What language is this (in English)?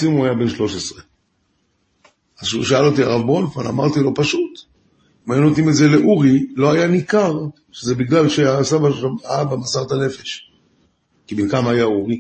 Hebrew